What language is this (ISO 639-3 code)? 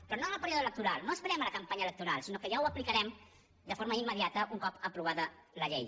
cat